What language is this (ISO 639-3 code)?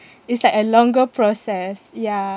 eng